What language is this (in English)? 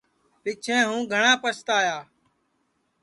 Sansi